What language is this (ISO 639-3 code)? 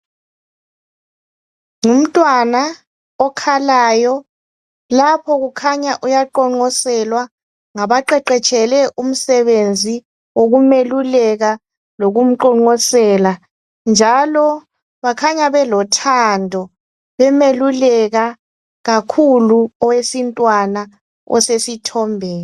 nde